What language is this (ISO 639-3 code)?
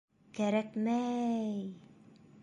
bak